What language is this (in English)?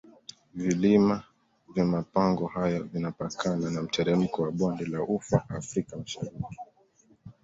Swahili